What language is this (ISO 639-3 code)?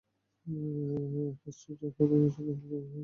ben